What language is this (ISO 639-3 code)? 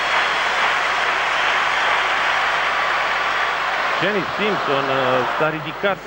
ron